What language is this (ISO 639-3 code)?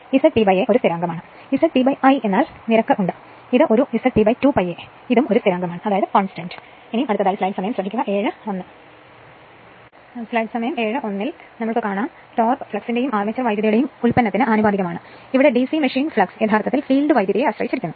mal